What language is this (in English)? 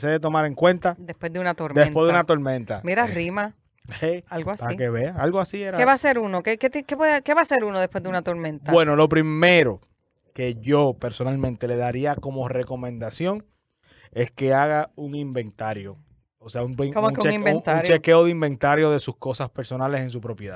Spanish